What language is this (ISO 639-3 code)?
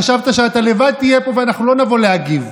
heb